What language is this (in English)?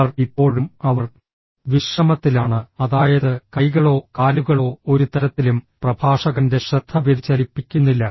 Malayalam